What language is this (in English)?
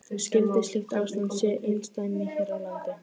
Icelandic